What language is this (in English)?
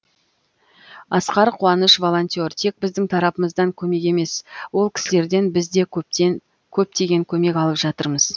Kazakh